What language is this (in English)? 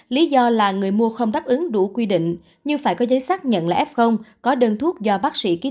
Vietnamese